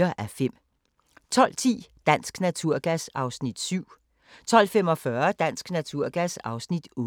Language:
Danish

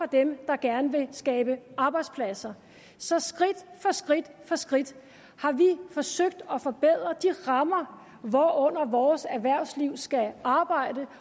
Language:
Danish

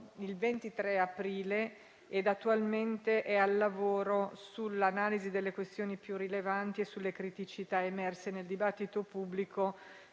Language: Italian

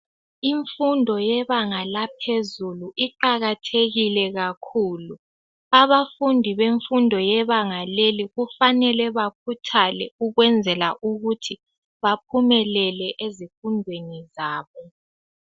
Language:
North Ndebele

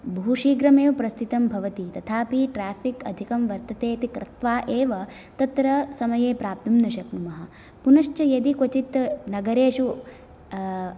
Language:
Sanskrit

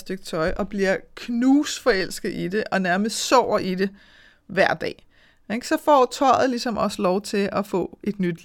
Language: Danish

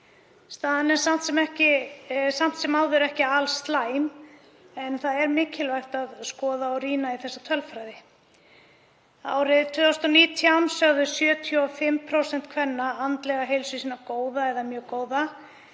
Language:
Icelandic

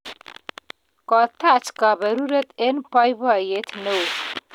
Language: Kalenjin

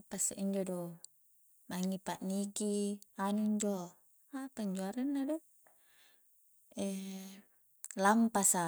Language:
Coastal Konjo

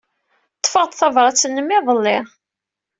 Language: Kabyle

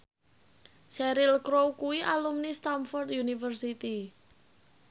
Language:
Javanese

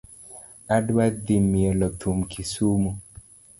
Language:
Luo (Kenya and Tanzania)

